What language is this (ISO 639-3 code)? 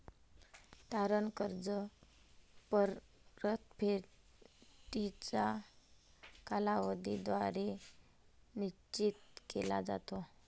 mar